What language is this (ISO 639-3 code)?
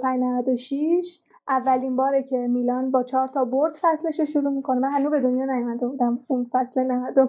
fas